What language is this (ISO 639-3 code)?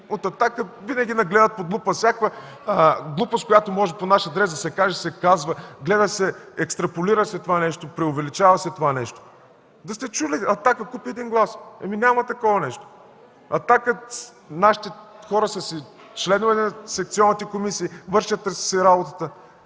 bul